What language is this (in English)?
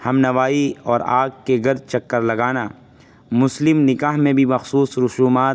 Urdu